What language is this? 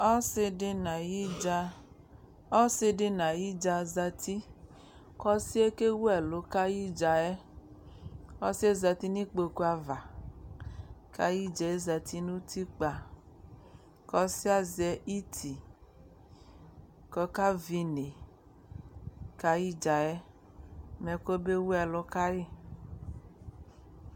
Ikposo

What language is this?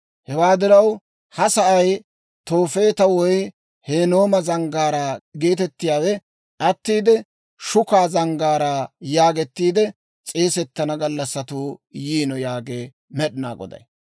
Dawro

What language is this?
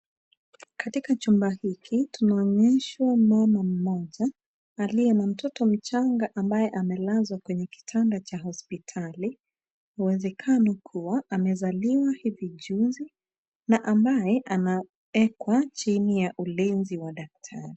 Swahili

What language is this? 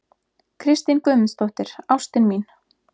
Icelandic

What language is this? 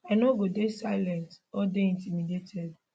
Nigerian Pidgin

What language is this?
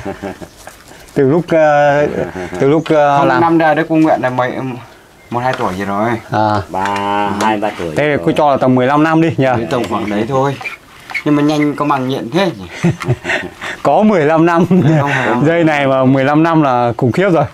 Vietnamese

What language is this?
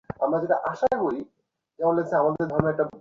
Bangla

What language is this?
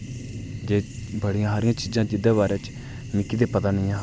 Dogri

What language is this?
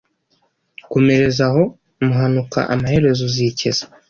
Kinyarwanda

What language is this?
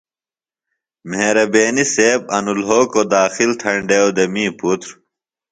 Phalura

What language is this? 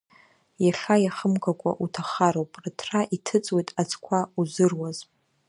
Abkhazian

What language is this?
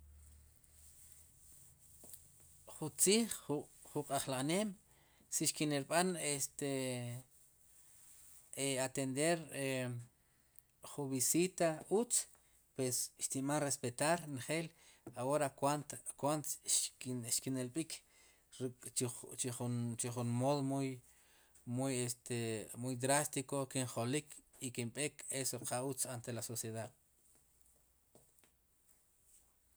Sipacapense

